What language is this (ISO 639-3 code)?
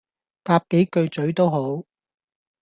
yue